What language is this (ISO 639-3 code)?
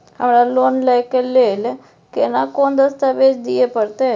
mai